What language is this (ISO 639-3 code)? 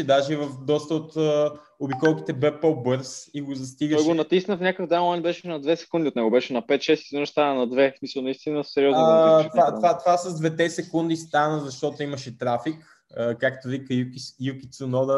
bul